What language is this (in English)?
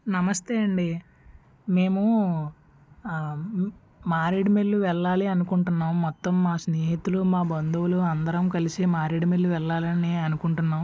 Telugu